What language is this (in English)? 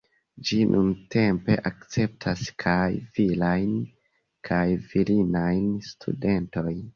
Esperanto